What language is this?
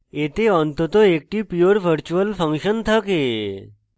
Bangla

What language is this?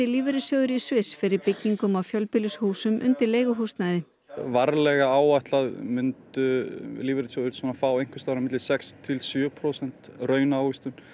Icelandic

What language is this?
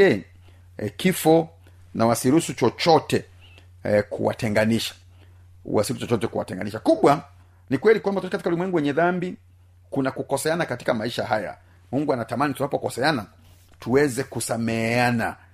Swahili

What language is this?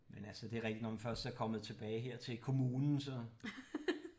Danish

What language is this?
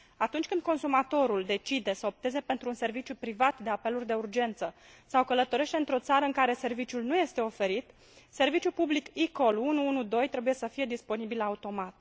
Romanian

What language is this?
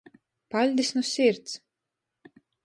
Latgalian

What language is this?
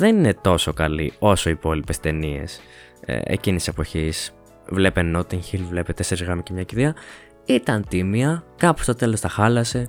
Greek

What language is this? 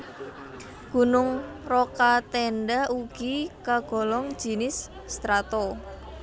Javanese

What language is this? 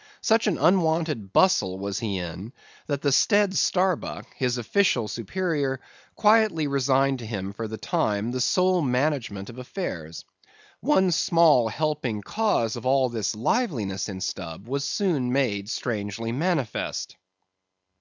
English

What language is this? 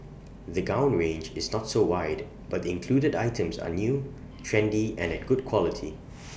English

